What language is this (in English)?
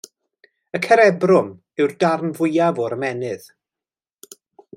Welsh